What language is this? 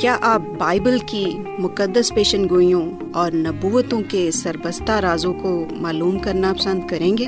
Urdu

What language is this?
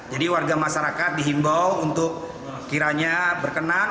Indonesian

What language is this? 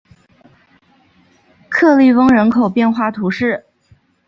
Chinese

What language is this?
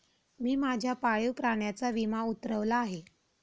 Marathi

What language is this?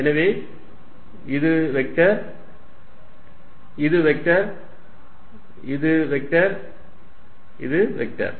Tamil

